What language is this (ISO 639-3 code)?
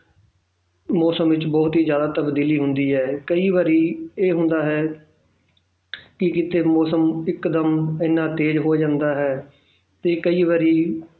pan